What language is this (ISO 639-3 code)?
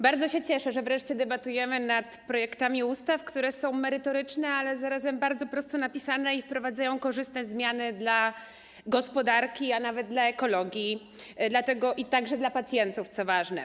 pol